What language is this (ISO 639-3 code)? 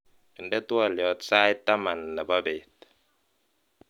kln